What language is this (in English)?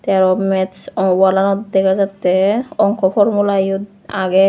Chakma